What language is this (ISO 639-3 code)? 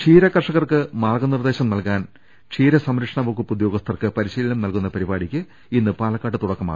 mal